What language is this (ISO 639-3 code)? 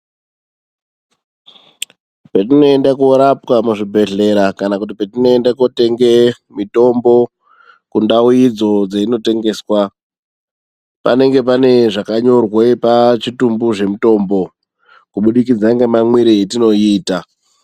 ndc